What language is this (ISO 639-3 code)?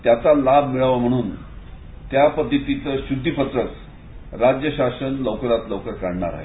mar